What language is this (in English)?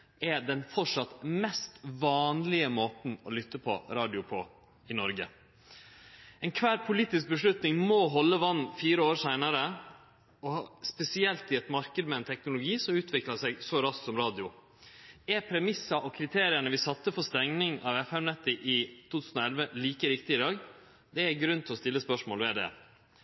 Norwegian Nynorsk